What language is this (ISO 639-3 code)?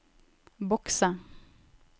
nor